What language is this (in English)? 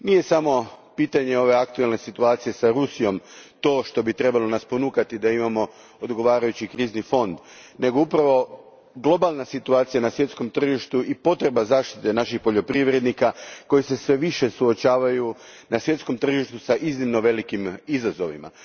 Croatian